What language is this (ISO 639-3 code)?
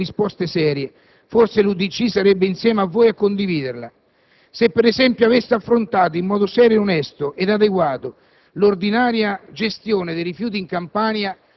ita